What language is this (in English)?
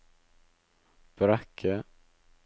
Norwegian